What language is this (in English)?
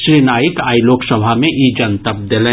Maithili